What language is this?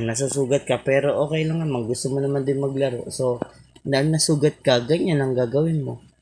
Filipino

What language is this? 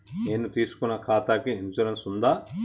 Telugu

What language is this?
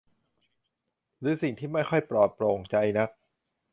Thai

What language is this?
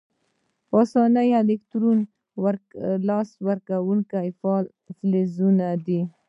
Pashto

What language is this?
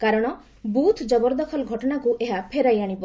Odia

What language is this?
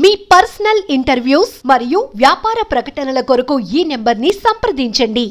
Telugu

